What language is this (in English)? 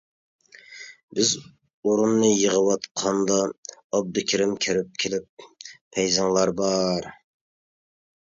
Uyghur